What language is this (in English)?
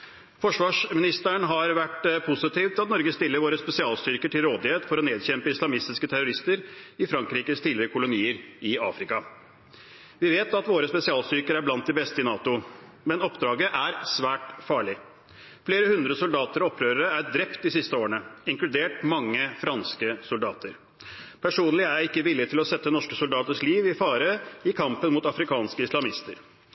Norwegian Bokmål